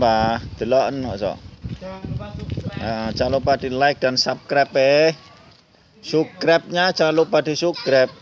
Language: Indonesian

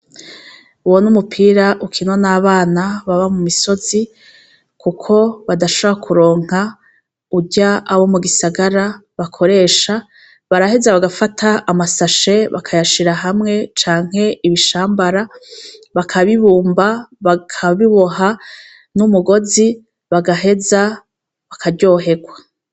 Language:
Rundi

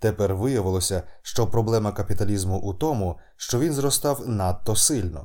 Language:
Ukrainian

